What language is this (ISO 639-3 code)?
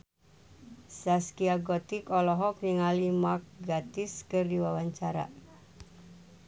sun